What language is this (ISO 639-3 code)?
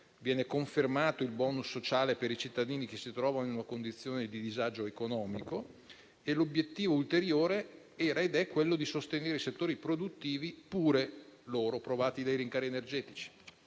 ita